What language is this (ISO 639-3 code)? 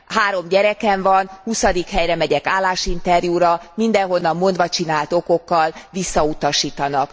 hun